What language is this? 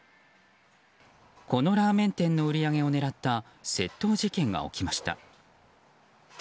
Japanese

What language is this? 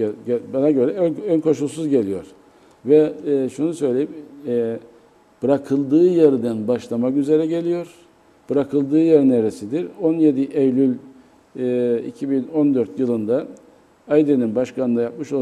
Turkish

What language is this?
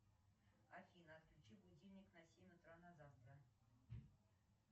Russian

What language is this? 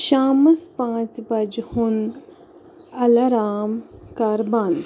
Kashmiri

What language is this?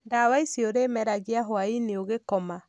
Kikuyu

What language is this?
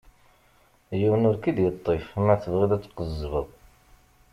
Kabyle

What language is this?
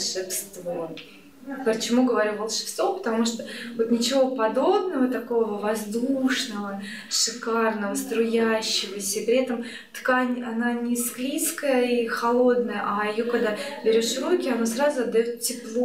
Russian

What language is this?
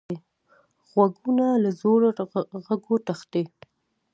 Pashto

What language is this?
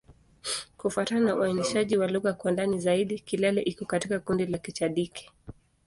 Swahili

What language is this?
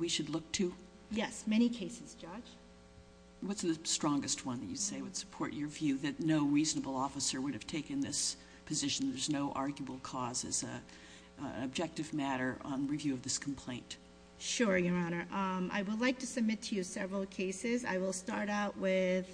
English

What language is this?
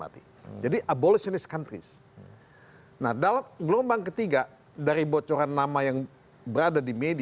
Indonesian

